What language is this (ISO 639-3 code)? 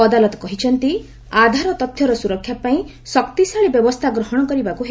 ori